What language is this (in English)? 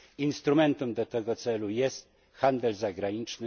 Polish